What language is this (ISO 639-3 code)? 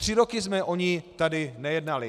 ces